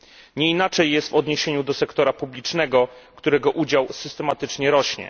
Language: Polish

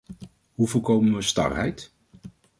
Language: Dutch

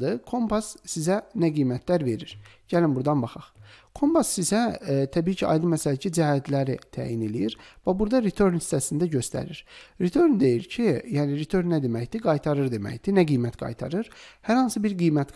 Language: Turkish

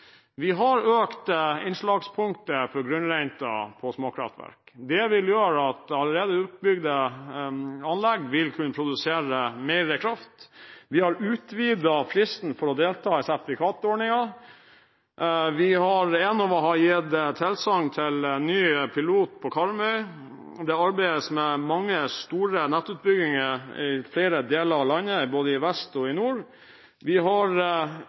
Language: Norwegian Bokmål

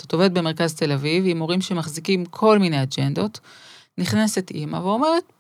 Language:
Hebrew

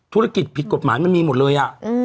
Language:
Thai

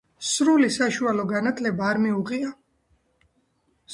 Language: Georgian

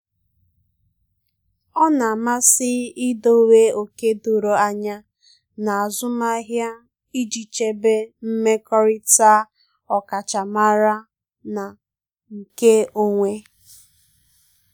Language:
Igbo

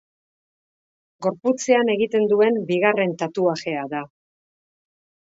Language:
Basque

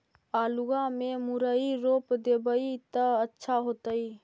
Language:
Magahi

